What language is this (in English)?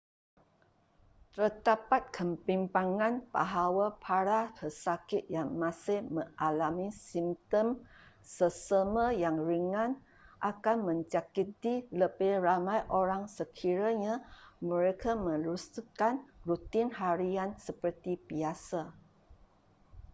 Malay